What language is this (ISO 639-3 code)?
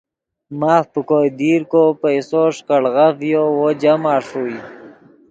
ydg